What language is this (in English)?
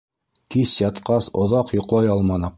Bashkir